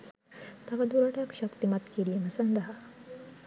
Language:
Sinhala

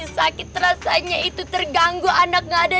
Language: Indonesian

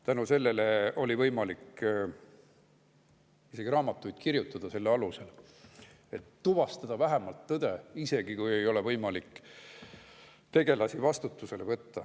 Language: Estonian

